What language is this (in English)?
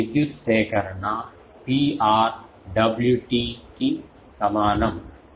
Telugu